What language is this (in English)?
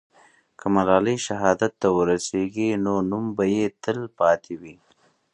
Pashto